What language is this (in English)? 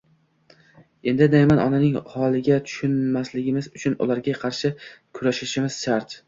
Uzbek